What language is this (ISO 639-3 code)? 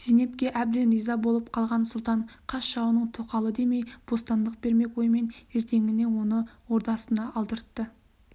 kaz